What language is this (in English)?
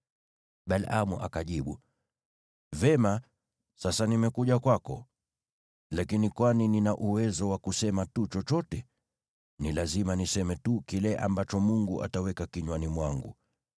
Swahili